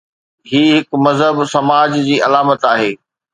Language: Sindhi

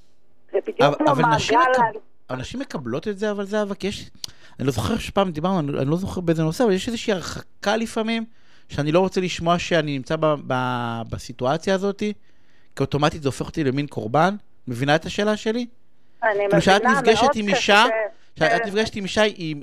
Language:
Hebrew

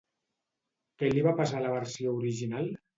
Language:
Catalan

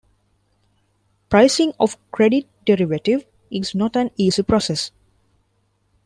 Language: English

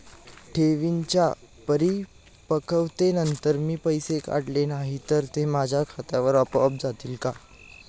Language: Marathi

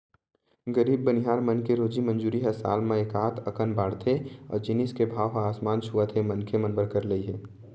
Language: Chhattisgarhi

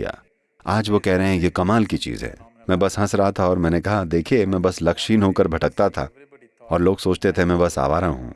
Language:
Hindi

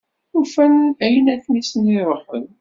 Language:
Kabyle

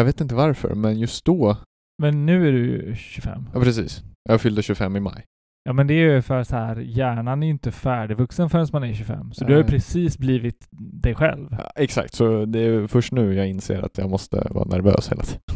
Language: Swedish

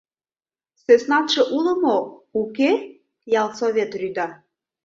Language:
Mari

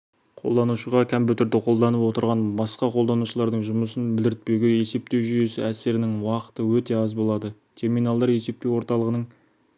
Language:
Kazakh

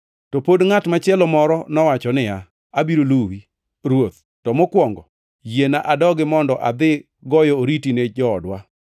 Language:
Luo (Kenya and Tanzania)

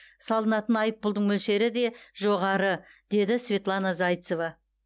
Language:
Kazakh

